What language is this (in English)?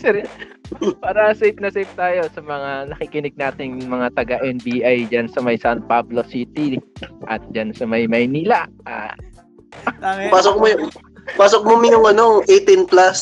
Filipino